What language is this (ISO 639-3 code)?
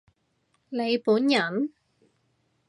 yue